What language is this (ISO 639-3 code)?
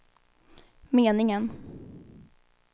swe